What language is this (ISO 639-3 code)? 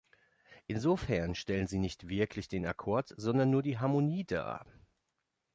deu